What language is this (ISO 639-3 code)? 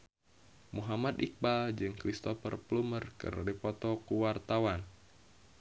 sun